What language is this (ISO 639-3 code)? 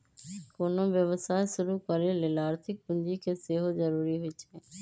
mag